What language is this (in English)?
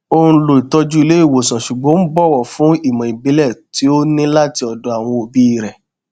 Yoruba